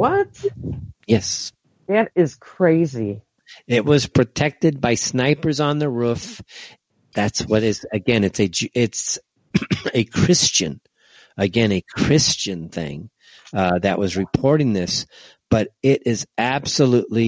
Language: English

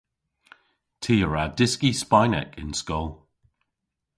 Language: Cornish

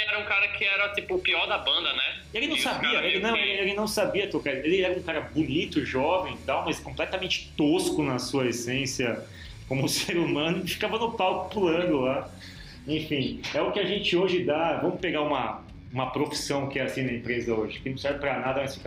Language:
Portuguese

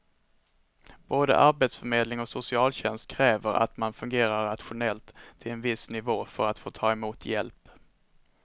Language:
Swedish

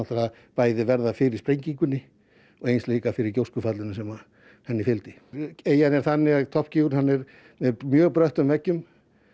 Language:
Icelandic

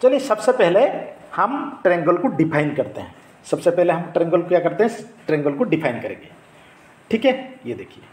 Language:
Hindi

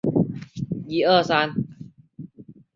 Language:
Chinese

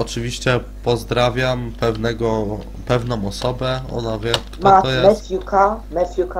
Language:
Polish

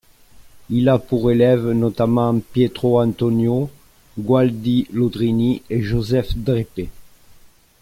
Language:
French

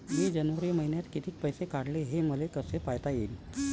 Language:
Marathi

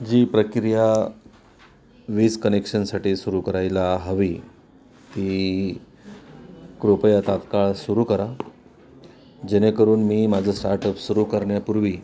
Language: Marathi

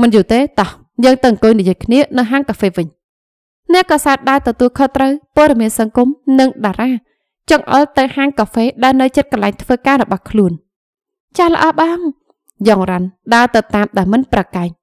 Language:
Vietnamese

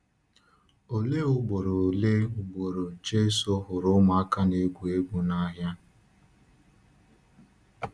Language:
Igbo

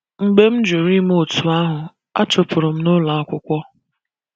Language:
Igbo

